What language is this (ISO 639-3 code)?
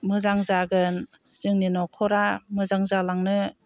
brx